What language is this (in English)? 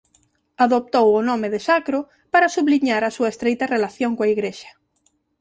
Galician